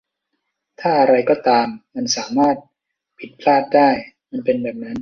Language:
Thai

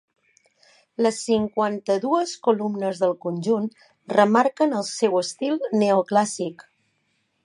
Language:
Catalan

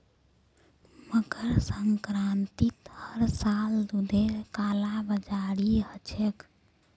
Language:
Magahi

